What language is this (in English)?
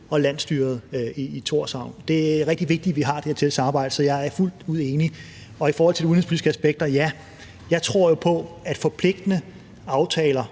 Danish